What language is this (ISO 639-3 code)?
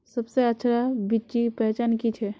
mag